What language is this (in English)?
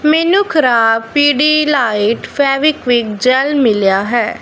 Punjabi